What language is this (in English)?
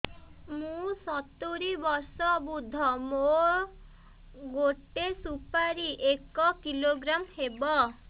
Odia